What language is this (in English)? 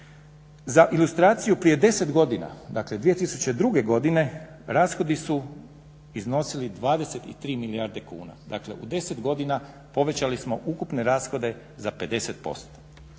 Croatian